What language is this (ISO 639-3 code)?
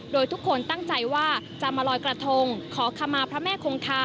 tha